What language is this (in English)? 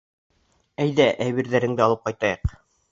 Bashkir